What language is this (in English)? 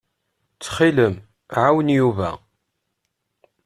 Kabyle